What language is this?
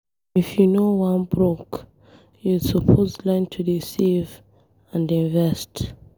Nigerian Pidgin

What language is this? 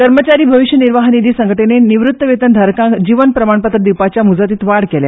Konkani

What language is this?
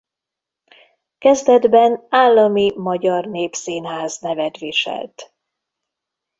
Hungarian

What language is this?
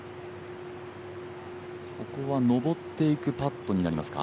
Japanese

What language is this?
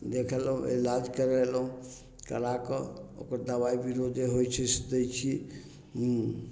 Maithili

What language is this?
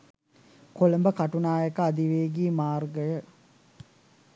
Sinhala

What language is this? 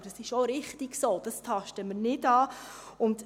Swiss German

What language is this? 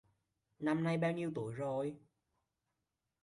Vietnamese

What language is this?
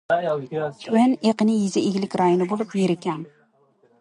Uyghur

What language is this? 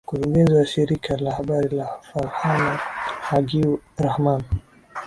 Swahili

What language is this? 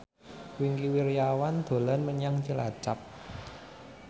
Javanese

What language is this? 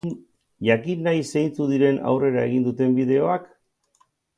Basque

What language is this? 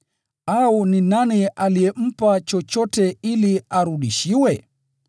Swahili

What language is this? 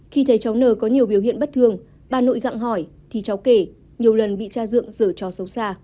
Vietnamese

